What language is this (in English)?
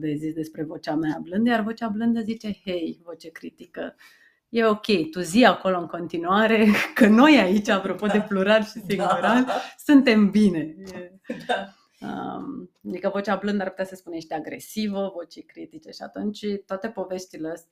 Romanian